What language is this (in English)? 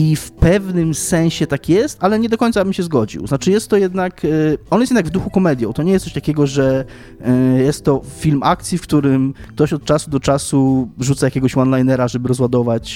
Polish